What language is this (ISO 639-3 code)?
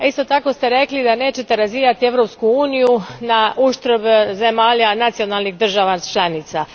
hrv